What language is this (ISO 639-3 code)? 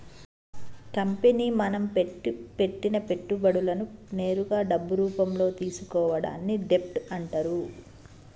tel